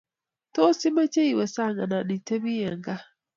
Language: Kalenjin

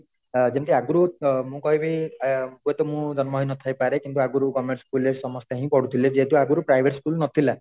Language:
Odia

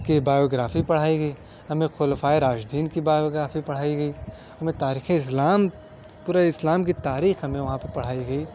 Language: Urdu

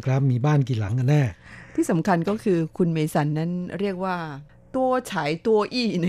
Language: Thai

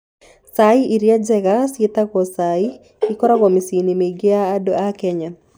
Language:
Kikuyu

